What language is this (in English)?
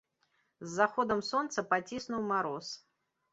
Belarusian